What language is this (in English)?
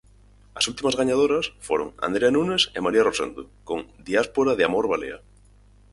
Galician